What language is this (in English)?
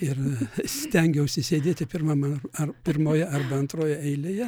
Lithuanian